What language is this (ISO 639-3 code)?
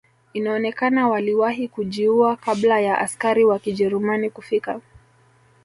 swa